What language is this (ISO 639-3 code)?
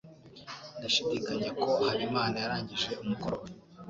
kin